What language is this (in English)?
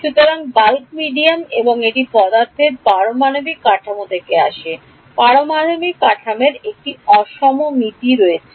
Bangla